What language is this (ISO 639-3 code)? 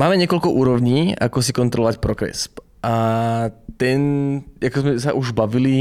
ces